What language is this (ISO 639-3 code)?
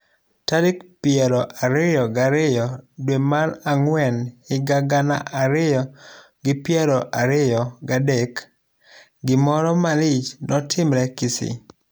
luo